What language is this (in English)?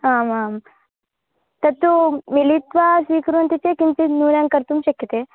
Sanskrit